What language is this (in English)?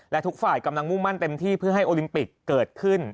Thai